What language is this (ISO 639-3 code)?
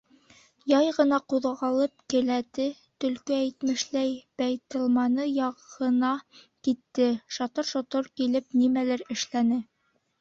bak